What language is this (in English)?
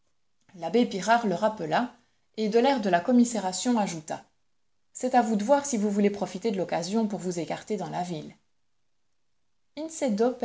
French